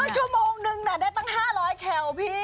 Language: Thai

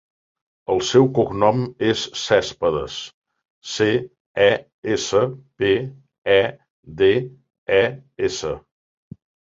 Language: Catalan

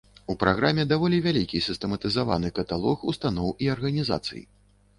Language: Belarusian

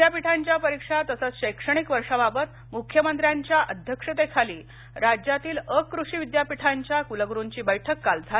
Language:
Marathi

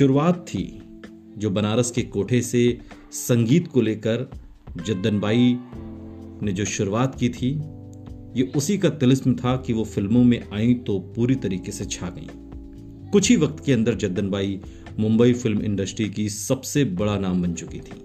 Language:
Hindi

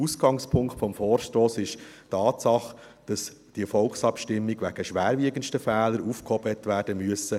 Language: Swiss German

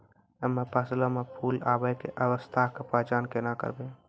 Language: Maithili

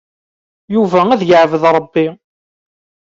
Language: Kabyle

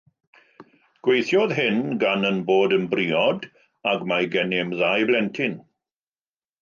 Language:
Welsh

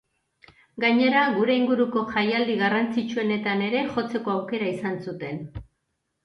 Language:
Basque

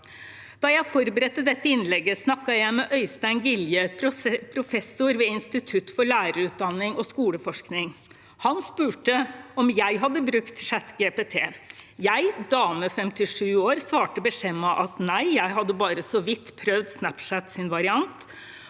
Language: Norwegian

